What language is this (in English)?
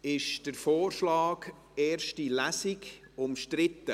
Swiss German